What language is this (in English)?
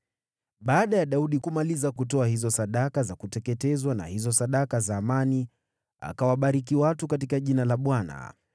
Swahili